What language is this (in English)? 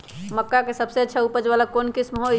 Magahi